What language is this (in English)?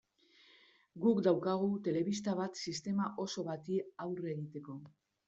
Basque